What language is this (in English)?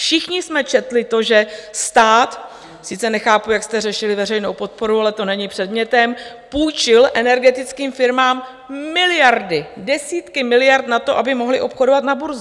Czech